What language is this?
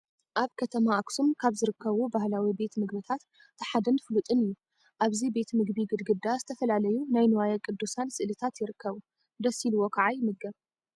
Tigrinya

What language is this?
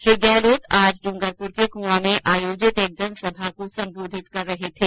Hindi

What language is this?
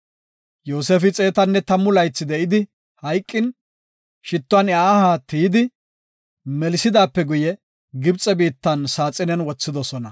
Gofa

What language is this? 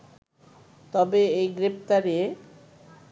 Bangla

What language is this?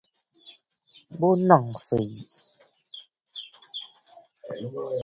Bafut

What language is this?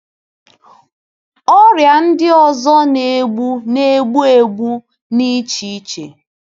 Igbo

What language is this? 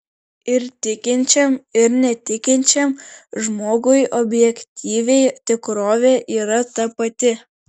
Lithuanian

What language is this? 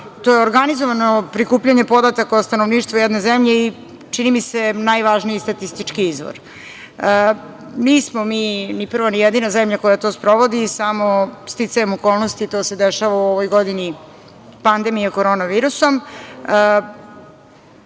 Serbian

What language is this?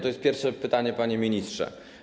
Polish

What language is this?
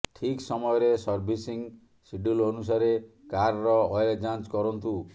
Odia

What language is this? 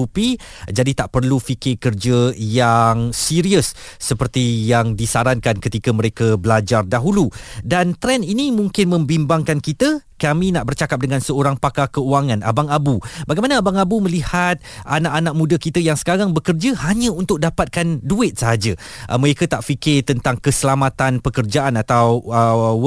Malay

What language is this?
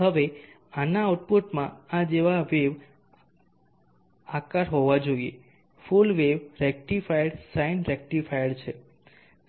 Gujarati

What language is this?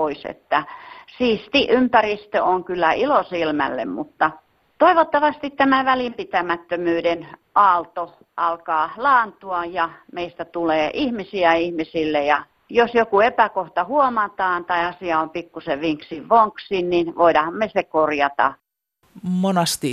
Finnish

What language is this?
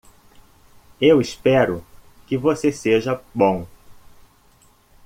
Portuguese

